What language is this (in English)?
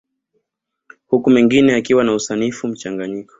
Swahili